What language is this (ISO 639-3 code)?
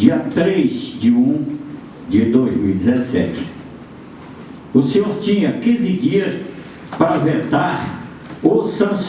por